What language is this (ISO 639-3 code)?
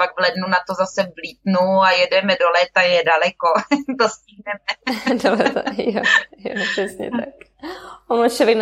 ces